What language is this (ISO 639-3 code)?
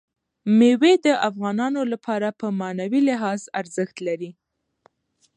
pus